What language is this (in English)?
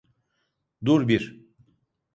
Turkish